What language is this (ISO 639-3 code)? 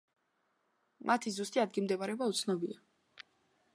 kat